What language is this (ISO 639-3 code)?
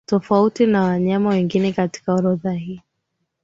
swa